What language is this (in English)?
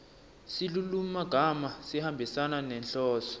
Swati